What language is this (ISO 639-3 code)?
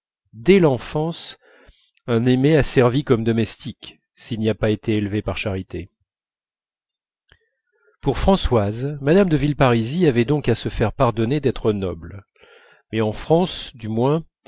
fra